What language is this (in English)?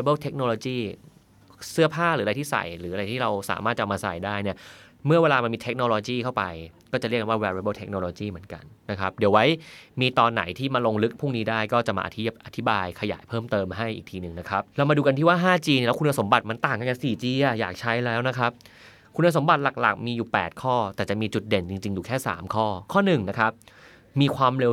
Thai